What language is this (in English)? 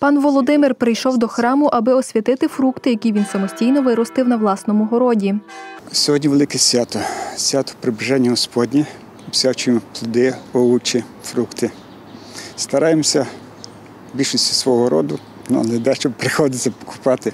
Ukrainian